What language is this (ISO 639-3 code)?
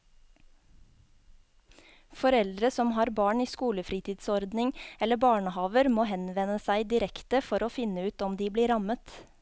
nor